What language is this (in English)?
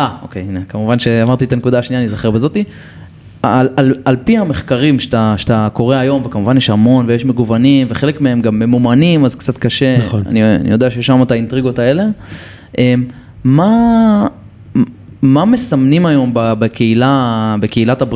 Hebrew